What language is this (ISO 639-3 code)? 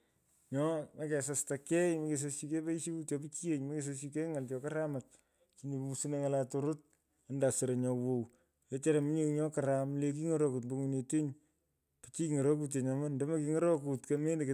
pko